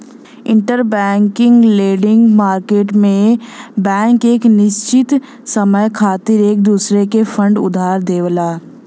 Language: Bhojpuri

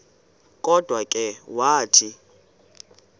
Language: Xhosa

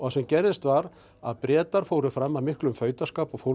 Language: Icelandic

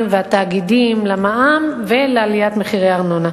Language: Hebrew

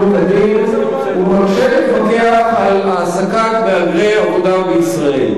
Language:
Hebrew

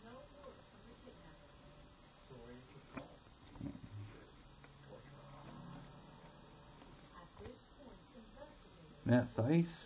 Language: English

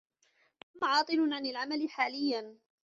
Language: Arabic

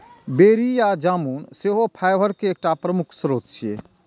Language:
Maithili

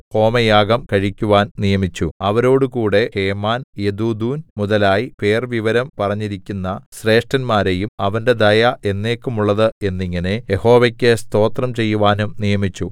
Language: Malayalam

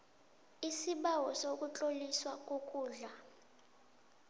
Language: South Ndebele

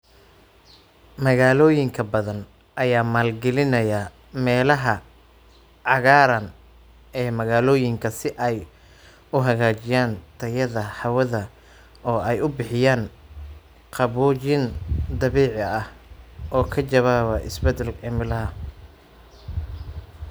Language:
Somali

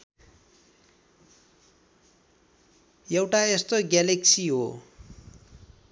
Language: Nepali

